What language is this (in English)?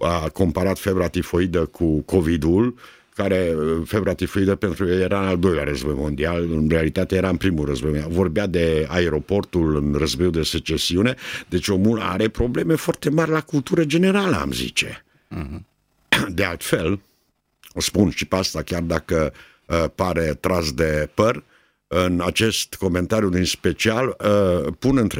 Romanian